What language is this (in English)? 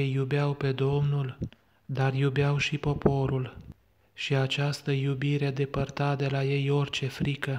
Romanian